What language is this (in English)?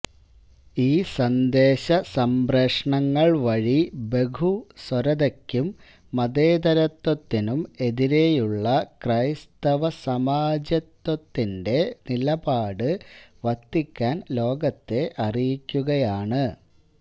Malayalam